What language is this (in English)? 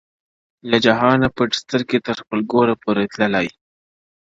Pashto